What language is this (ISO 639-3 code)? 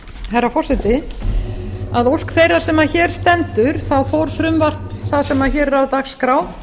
isl